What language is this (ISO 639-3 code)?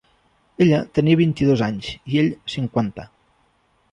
cat